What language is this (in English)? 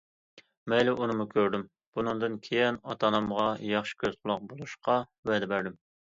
Uyghur